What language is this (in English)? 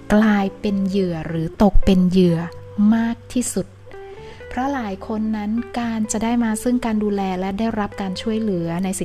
Thai